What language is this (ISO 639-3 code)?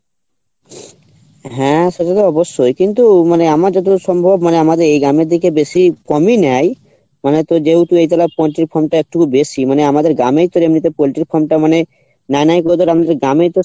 ben